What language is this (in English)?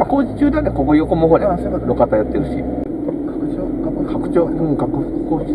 Japanese